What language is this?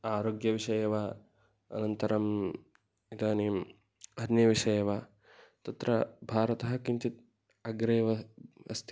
Sanskrit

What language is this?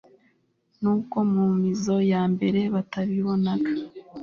Kinyarwanda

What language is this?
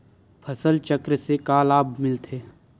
Chhattisgarhi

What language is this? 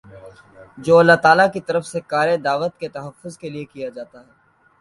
Urdu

